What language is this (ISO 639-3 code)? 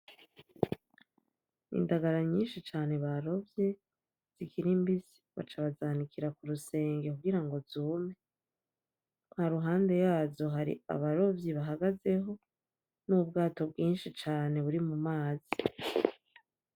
run